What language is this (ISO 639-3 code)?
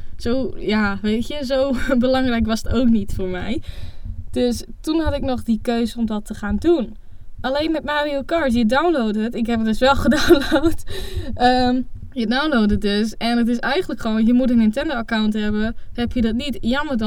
nld